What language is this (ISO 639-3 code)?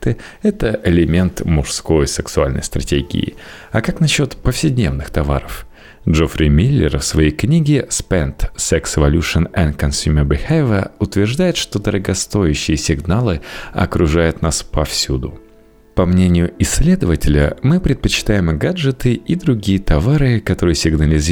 rus